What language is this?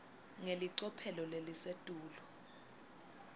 Swati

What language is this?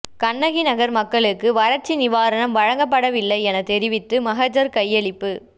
Tamil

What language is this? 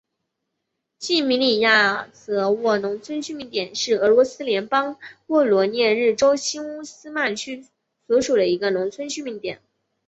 Chinese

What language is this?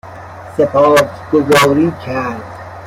Persian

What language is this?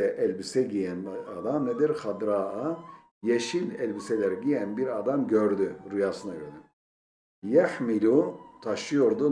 Turkish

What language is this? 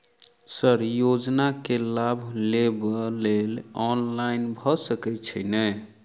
Maithili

